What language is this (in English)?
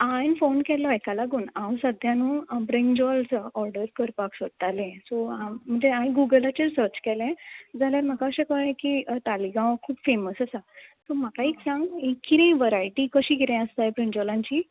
Konkani